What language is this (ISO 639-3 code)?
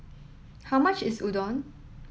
eng